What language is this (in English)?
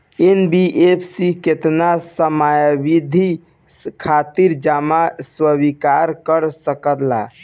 Bhojpuri